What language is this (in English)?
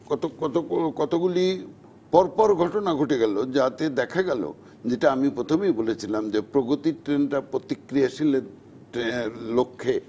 Bangla